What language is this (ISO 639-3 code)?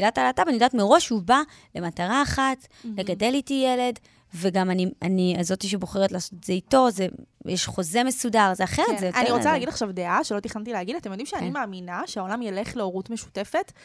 heb